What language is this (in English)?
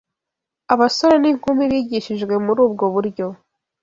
Kinyarwanda